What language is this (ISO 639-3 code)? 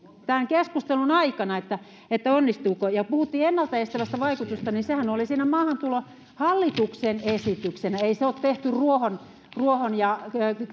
fin